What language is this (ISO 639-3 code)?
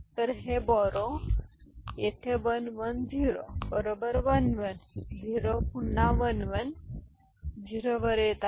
mar